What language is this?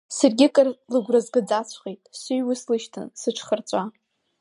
Abkhazian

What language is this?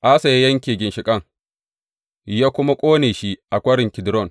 Hausa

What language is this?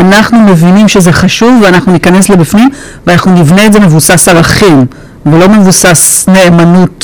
Hebrew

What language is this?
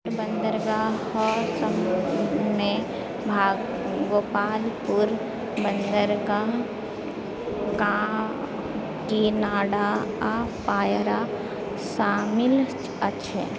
Maithili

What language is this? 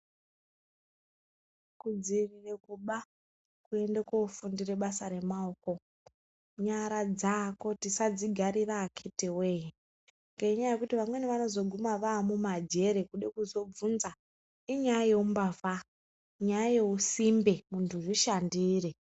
Ndau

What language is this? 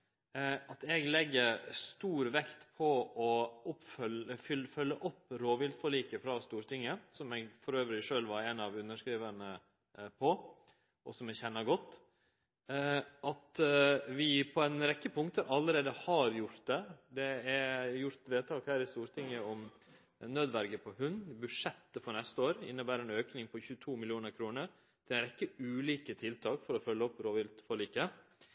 Norwegian Nynorsk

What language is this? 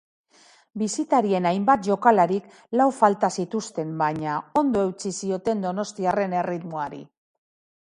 Basque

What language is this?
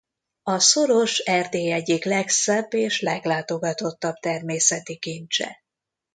Hungarian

